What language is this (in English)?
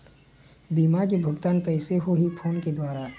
Chhattisgarhi